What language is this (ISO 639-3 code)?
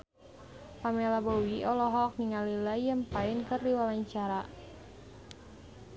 sun